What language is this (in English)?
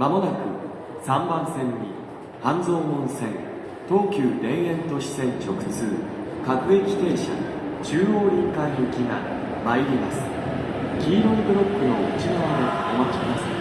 Japanese